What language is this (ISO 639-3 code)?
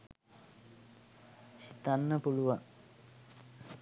sin